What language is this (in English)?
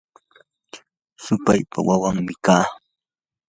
Yanahuanca Pasco Quechua